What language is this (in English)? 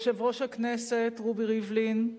Hebrew